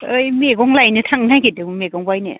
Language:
Bodo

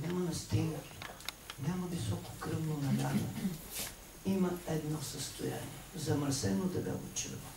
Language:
Bulgarian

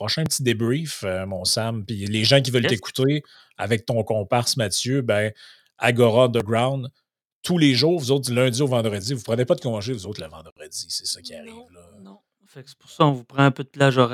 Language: French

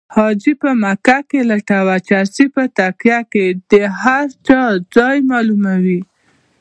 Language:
Pashto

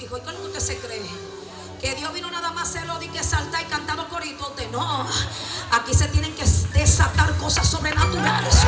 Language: Spanish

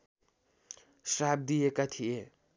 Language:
Nepali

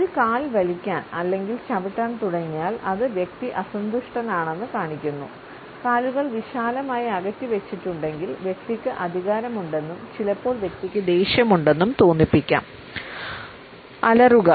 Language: Malayalam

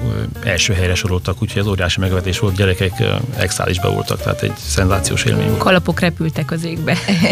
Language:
Hungarian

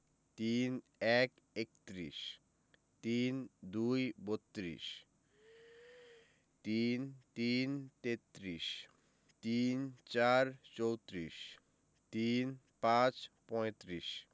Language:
Bangla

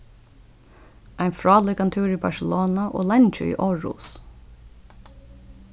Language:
Faroese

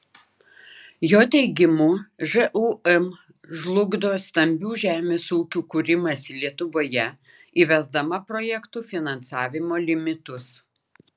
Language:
Lithuanian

